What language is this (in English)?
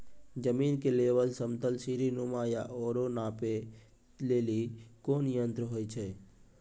Maithili